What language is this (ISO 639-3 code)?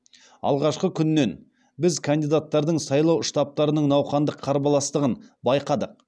kaz